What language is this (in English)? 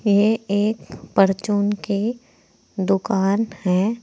Hindi